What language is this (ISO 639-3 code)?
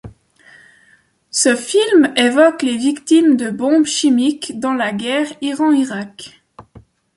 fra